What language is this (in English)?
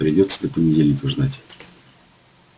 Russian